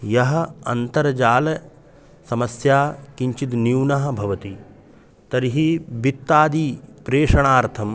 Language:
Sanskrit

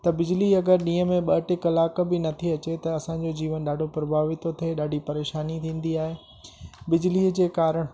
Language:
Sindhi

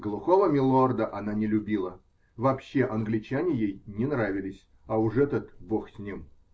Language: Russian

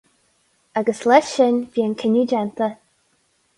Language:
Irish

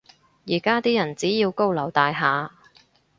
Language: Cantonese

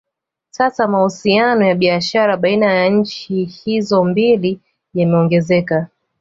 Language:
Swahili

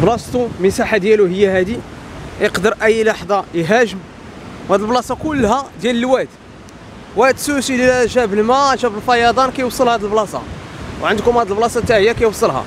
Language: Arabic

